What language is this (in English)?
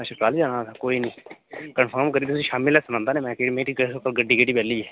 Dogri